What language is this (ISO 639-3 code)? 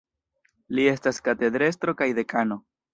epo